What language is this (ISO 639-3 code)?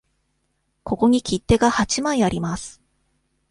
jpn